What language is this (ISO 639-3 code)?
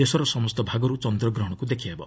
ori